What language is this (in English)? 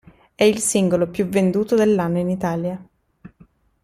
Italian